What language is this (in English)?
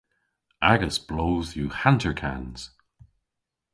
Cornish